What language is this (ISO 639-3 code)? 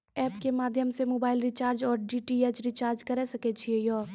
mai